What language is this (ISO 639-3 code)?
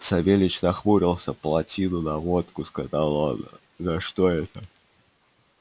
rus